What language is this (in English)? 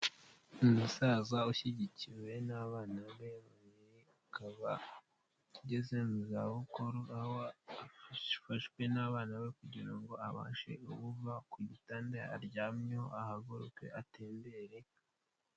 Kinyarwanda